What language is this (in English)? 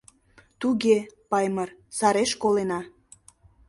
Mari